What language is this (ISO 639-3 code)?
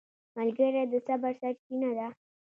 pus